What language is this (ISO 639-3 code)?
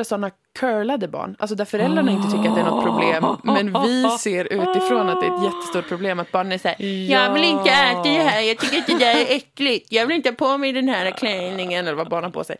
swe